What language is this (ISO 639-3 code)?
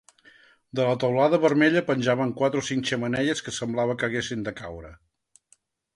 cat